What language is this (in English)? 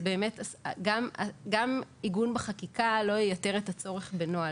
Hebrew